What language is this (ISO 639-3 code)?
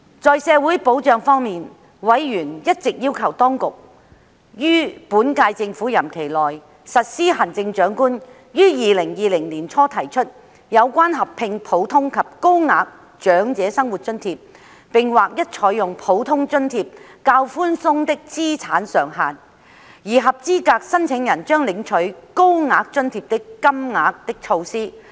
yue